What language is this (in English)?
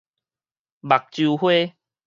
Min Nan Chinese